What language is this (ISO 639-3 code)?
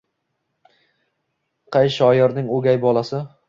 uzb